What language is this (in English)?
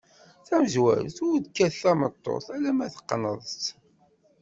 Kabyle